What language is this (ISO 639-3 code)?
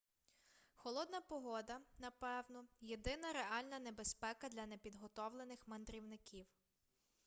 ukr